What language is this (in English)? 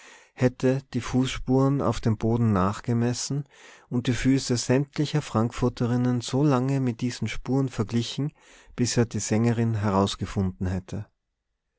German